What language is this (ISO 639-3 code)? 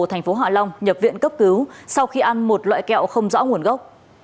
vie